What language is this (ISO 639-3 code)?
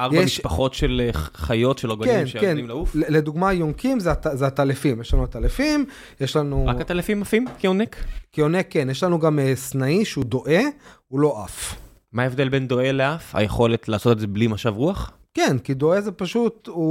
heb